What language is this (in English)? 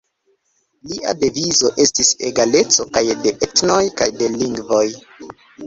Esperanto